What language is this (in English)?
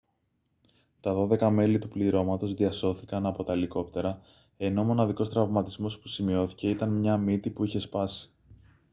Greek